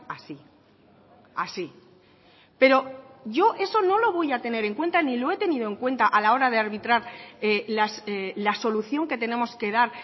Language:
Spanish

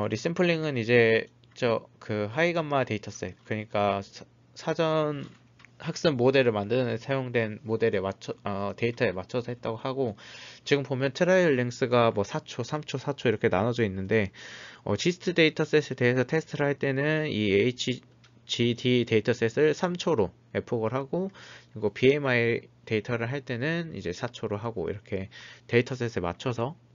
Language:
Korean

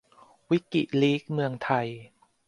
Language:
Thai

